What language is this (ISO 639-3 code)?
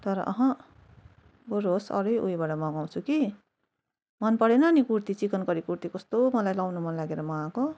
nep